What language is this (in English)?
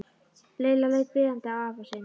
Icelandic